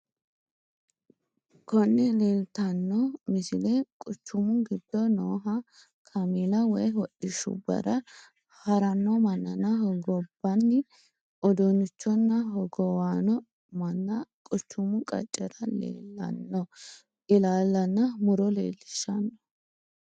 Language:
Sidamo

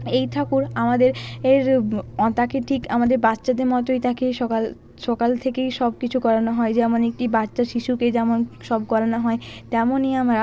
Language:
Bangla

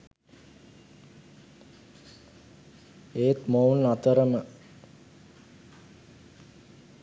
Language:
Sinhala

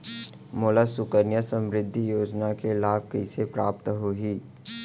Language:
Chhattisgarhi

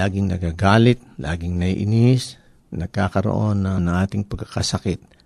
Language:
Filipino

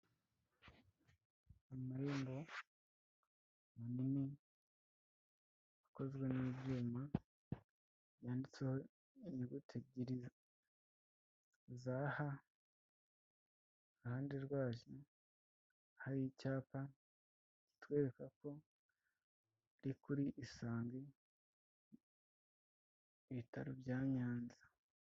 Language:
Kinyarwanda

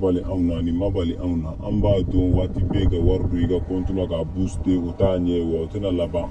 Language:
French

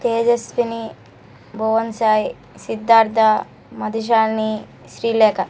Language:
Telugu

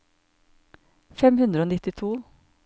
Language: Norwegian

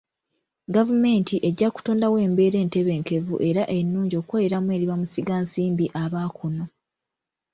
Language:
Ganda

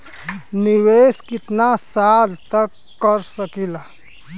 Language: Bhojpuri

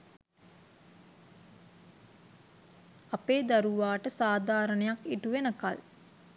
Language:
Sinhala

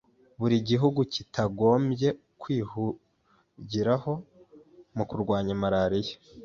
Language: Kinyarwanda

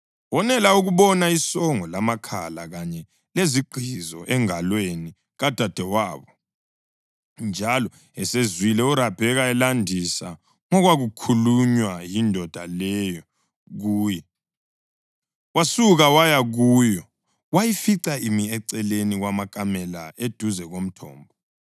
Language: North Ndebele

